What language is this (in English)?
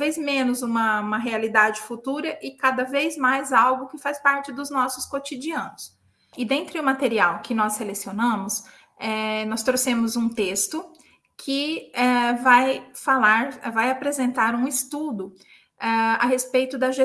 Portuguese